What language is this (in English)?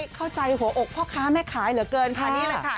Thai